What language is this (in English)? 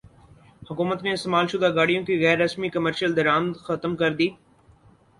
Urdu